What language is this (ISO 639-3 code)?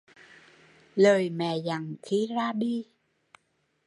vie